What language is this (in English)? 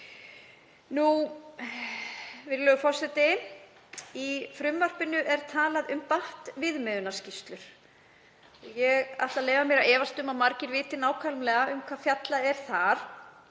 Icelandic